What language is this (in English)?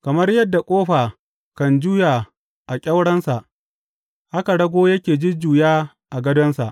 Hausa